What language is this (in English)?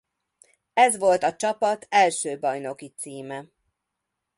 Hungarian